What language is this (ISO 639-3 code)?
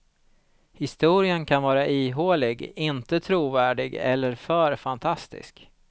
swe